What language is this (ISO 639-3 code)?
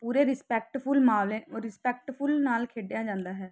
pan